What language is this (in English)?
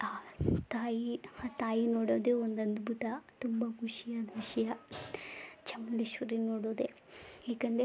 Kannada